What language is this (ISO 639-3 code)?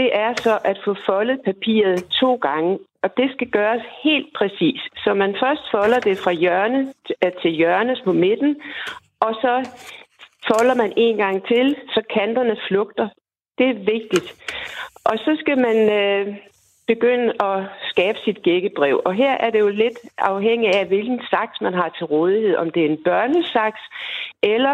dan